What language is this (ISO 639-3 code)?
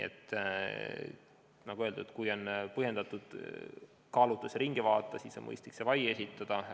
est